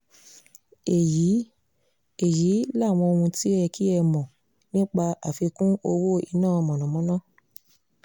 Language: Yoruba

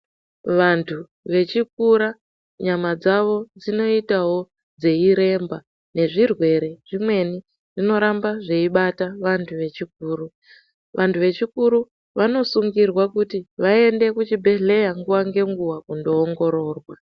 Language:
Ndau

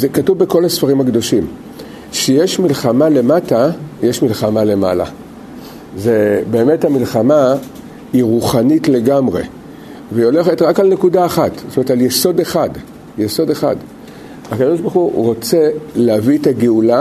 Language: Hebrew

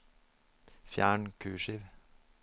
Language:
Norwegian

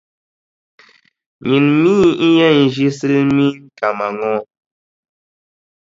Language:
Dagbani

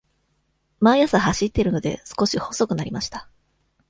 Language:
Japanese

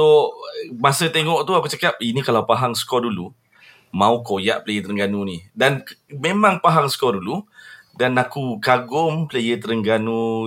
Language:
Malay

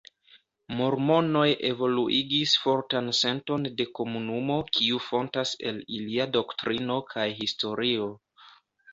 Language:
Esperanto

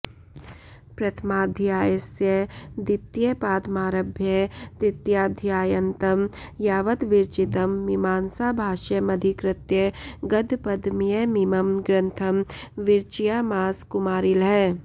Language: Sanskrit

